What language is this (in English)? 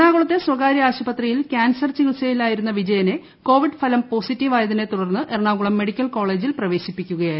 Malayalam